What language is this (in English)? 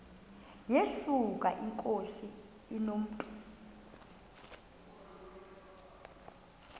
Xhosa